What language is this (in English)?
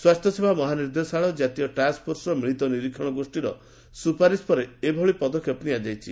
Odia